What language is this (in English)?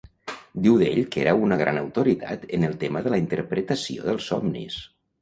Catalan